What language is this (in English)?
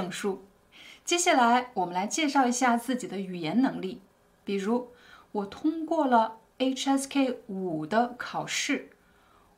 Chinese